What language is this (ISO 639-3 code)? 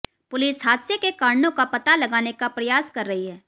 hin